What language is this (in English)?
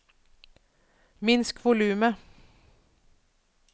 Norwegian